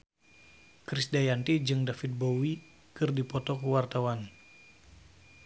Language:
Sundanese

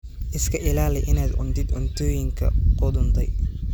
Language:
Somali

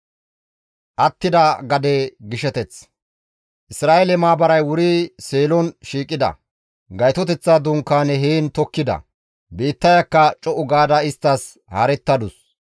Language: Gamo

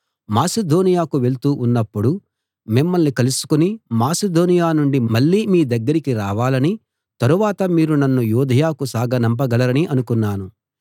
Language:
Telugu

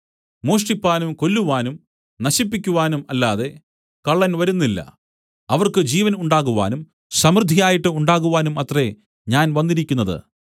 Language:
Malayalam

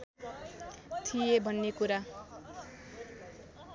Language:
Nepali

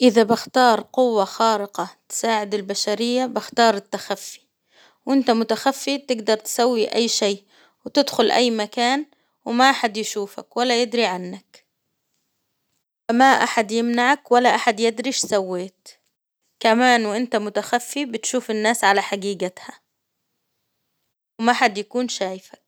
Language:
Hijazi Arabic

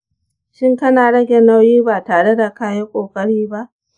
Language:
Hausa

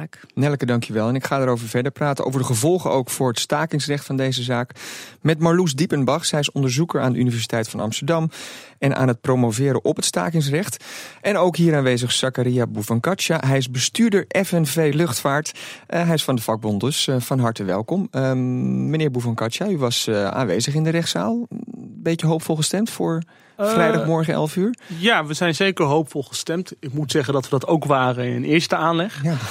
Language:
Dutch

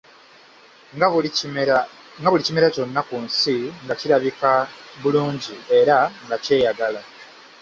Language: Ganda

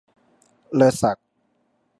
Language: Thai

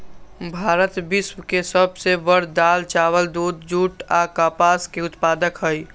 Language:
Magahi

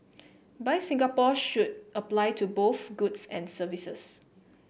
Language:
English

